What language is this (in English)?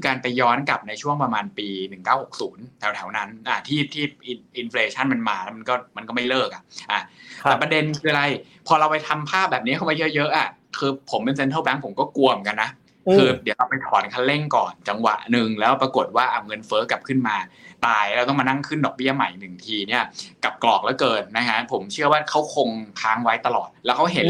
Thai